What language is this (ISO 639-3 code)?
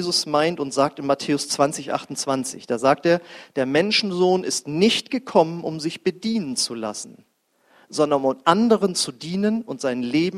deu